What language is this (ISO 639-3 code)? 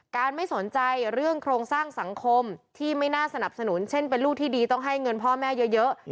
tha